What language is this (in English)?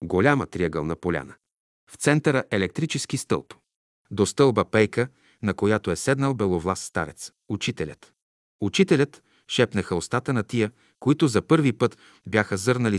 Bulgarian